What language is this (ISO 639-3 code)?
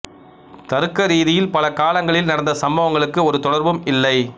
tam